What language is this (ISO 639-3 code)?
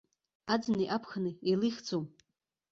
abk